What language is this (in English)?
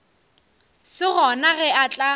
Northern Sotho